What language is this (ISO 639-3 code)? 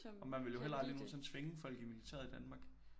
dan